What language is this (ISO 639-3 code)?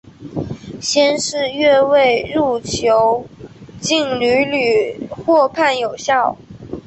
zho